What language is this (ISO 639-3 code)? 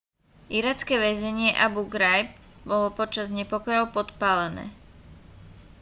slk